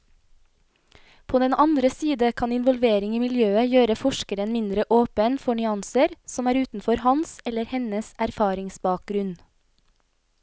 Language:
Norwegian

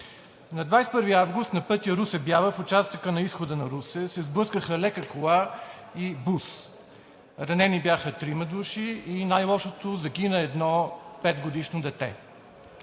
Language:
Bulgarian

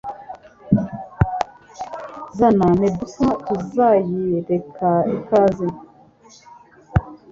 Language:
Kinyarwanda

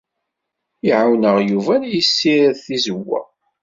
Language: Kabyle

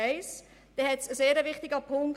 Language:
Swiss German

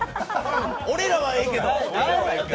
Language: Japanese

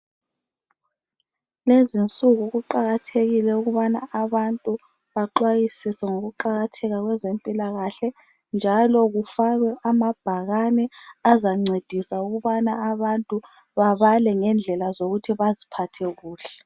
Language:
North Ndebele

